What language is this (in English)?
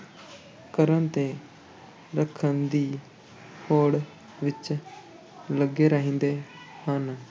Punjabi